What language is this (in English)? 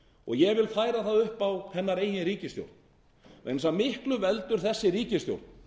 Icelandic